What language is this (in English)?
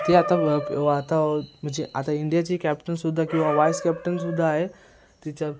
Marathi